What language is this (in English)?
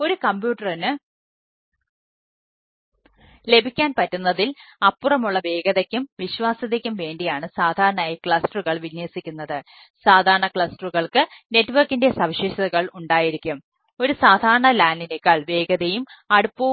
Malayalam